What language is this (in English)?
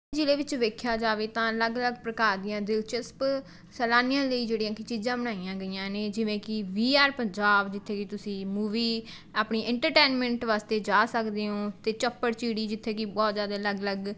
Punjabi